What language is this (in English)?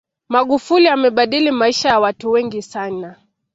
Swahili